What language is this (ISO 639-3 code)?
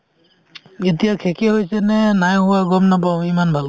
asm